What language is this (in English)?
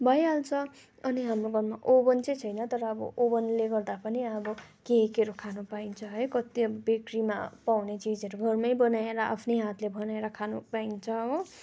Nepali